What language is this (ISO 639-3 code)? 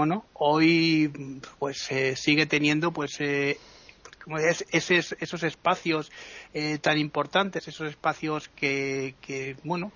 spa